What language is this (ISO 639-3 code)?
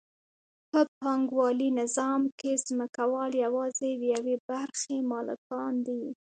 pus